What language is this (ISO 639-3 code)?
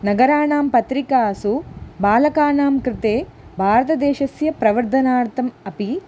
san